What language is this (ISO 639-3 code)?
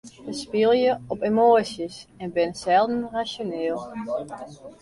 fry